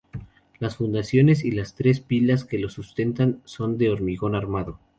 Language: Spanish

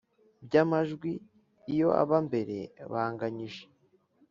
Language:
Kinyarwanda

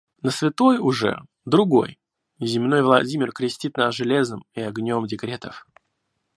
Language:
Russian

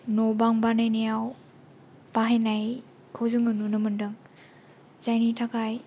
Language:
Bodo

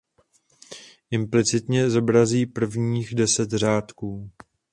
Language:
Czech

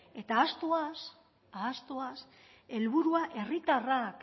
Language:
Basque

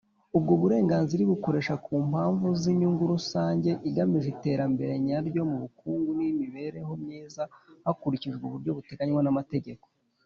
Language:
Kinyarwanda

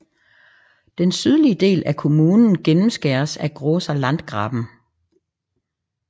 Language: Danish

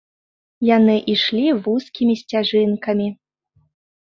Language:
Belarusian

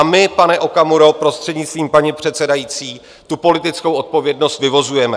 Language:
Czech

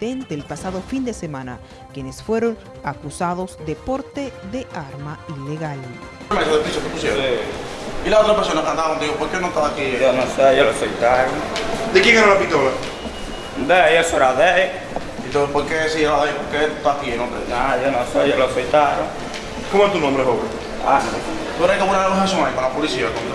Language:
Spanish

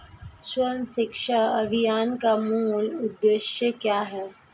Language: Hindi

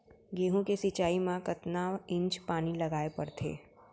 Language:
Chhattisgarhi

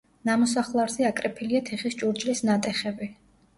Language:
Georgian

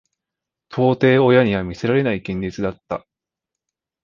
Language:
Japanese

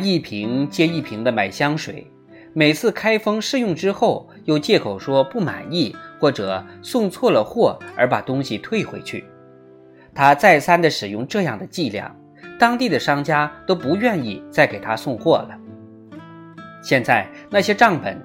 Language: Chinese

